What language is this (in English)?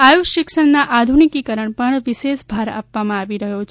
Gujarati